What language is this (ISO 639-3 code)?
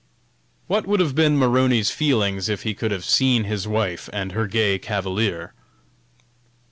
eng